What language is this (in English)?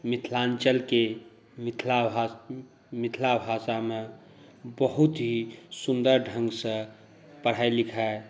Maithili